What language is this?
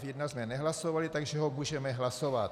Czech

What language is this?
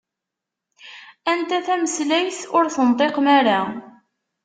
Kabyle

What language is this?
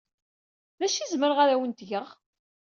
Kabyle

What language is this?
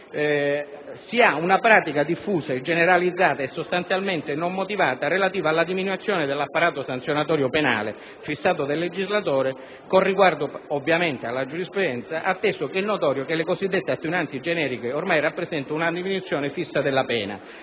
Italian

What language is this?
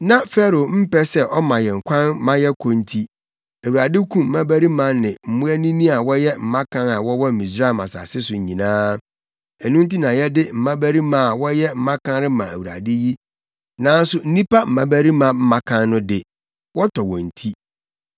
Akan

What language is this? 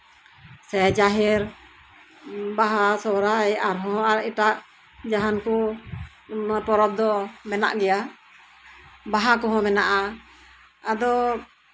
Santali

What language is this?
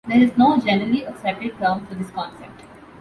English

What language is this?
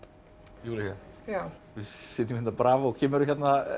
Icelandic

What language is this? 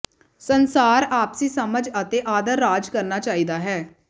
Punjabi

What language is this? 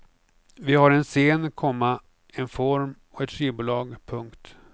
Swedish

